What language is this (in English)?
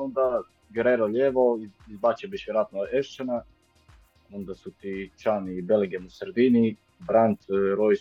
Croatian